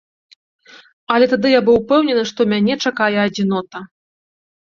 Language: Belarusian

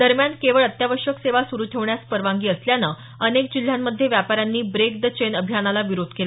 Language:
Marathi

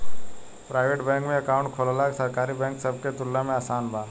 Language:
Bhojpuri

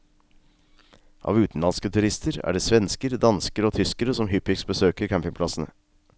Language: Norwegian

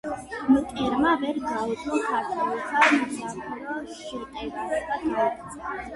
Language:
Georgian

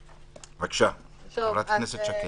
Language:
Hebrew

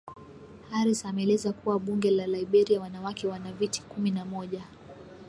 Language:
Swahili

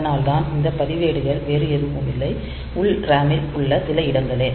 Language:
Tamil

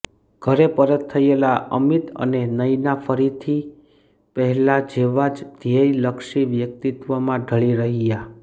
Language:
Gujarati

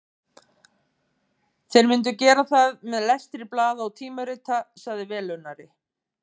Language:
Icelandic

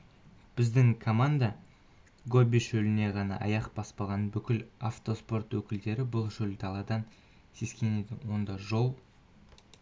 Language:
Kazakh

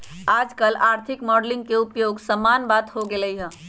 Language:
Magahi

